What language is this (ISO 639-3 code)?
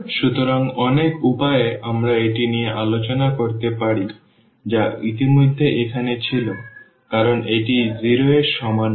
ben